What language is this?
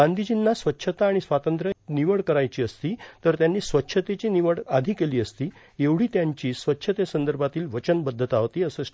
Marathi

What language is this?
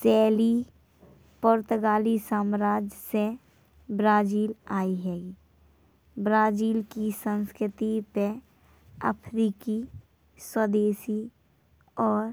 Bundeli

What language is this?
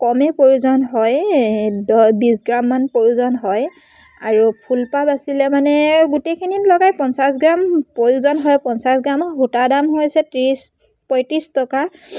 Assamese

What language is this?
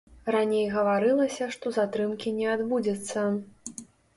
Belarusian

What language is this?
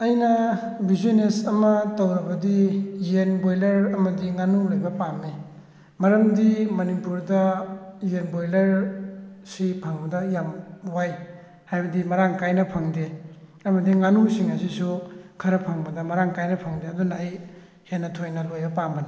Manipuri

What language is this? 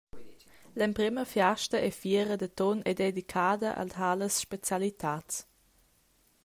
Romansh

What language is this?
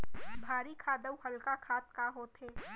Chhattisgarhi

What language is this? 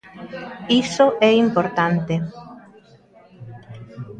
Galician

